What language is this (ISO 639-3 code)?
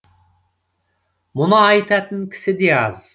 kaz